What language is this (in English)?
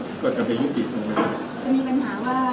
Thai